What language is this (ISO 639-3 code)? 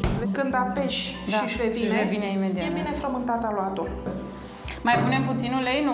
ron